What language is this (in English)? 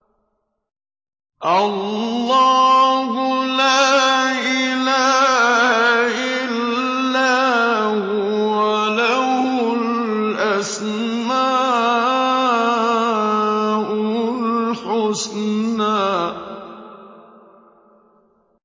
Arabic